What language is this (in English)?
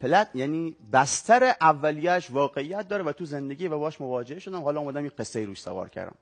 Persian